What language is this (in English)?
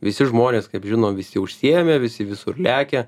Lithuanian